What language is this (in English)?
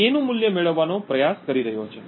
Gujarati